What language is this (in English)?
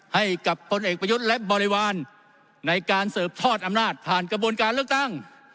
Thai